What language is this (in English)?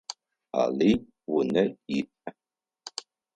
Adyghe